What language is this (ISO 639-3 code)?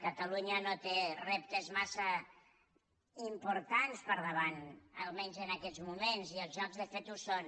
cat